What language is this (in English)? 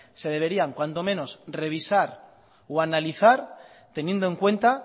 Spanish